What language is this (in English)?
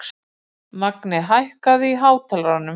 Icelandic